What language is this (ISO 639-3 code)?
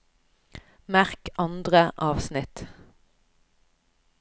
nor